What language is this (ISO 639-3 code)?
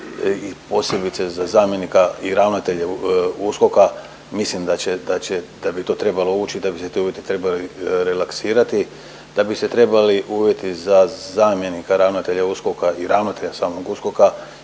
hrv